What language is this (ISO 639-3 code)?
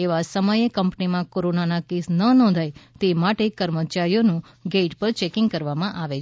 guj